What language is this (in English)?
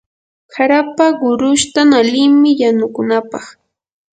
Yanahuanca Pasco Quechua